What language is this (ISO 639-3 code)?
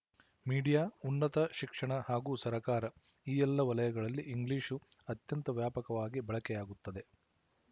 kan